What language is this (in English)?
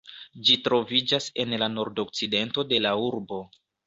Esperanto